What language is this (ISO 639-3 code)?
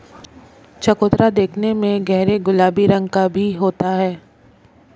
hin